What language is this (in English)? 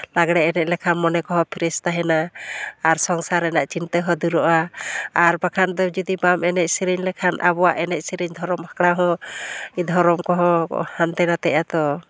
Santali